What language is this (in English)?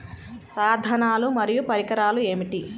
Telugu